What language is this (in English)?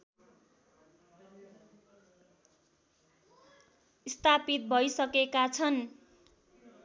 Nepali